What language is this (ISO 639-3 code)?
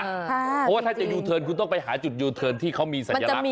tha